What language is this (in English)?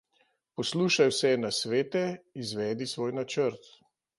Slovenian